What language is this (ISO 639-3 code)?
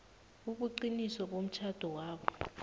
nbl